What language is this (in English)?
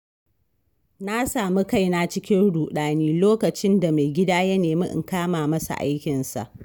Hausa